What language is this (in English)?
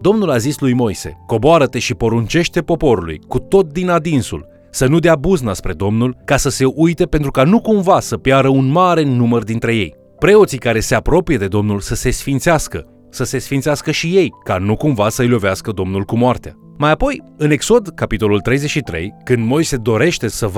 Romanian